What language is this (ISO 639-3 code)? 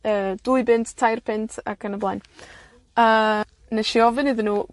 cym